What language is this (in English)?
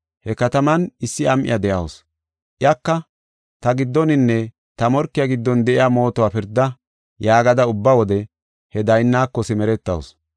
Gofa